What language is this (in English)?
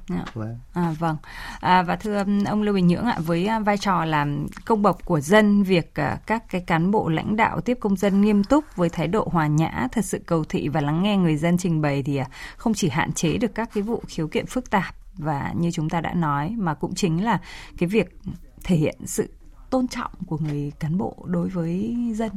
Vietnamese